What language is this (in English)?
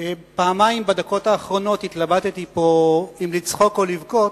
Hebrew